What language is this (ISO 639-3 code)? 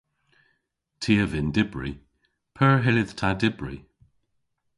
cor